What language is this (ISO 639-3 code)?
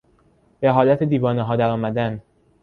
fas